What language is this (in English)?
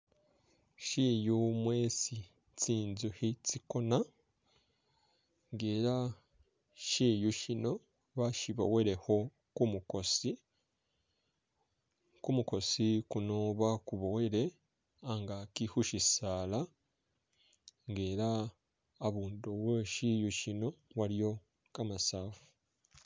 Masaaba